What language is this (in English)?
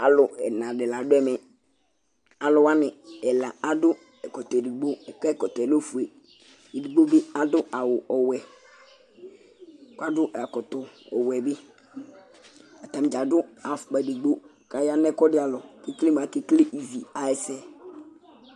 Ikposo